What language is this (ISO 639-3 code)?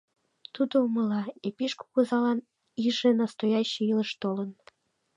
chm